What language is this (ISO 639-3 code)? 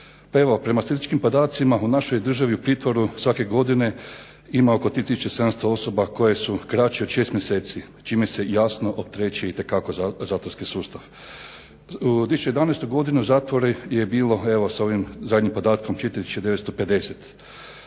hrv